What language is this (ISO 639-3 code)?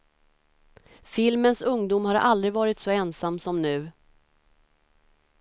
swe